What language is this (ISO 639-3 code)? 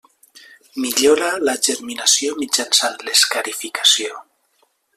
cat